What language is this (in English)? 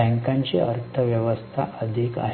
Marathi